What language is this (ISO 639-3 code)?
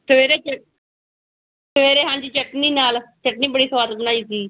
pan